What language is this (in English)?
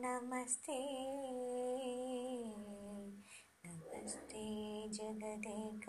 Malayalam